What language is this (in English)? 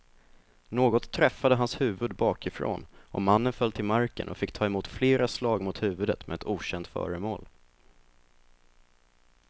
Swedish